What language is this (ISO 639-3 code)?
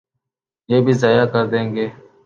urd